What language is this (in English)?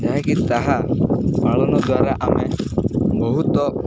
Odia